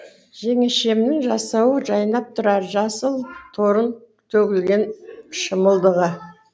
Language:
Kazakh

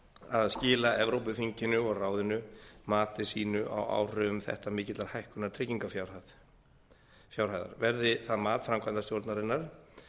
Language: Icelandic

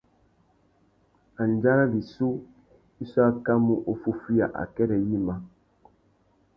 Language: Tuki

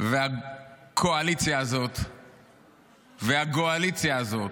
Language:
Hebrew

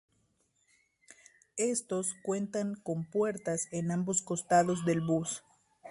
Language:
Spanish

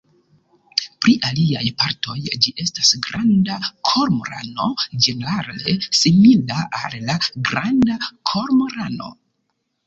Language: Esperanto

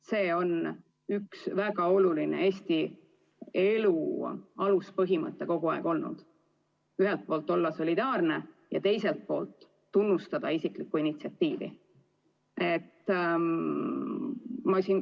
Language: Estonian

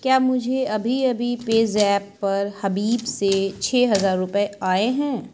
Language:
Urdu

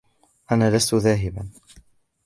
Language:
Arabic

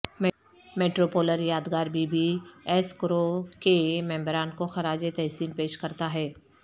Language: Urdu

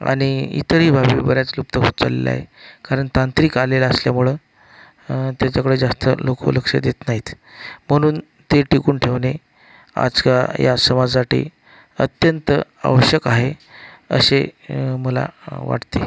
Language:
Marathi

